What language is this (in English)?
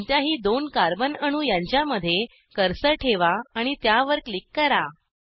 Marathi